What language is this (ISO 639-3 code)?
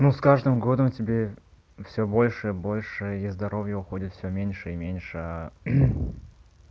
rus